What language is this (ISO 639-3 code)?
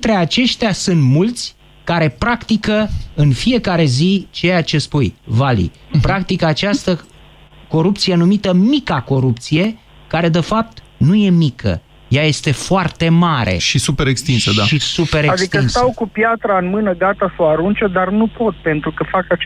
ron